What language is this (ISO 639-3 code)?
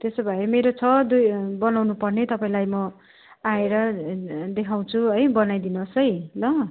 nep